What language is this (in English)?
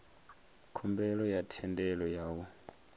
Venda